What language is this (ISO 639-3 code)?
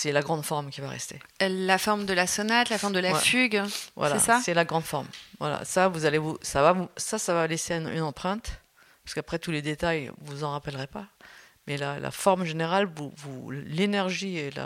fra